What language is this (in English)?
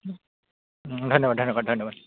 Assamese